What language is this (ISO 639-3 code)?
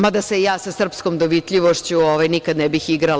srp